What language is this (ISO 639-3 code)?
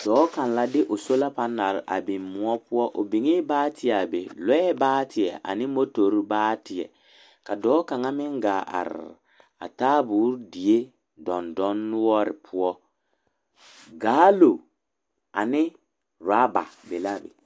dga